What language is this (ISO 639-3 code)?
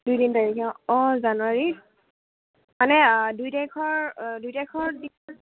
asm